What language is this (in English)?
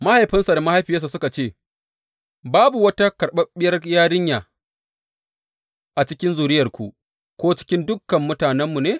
Hausa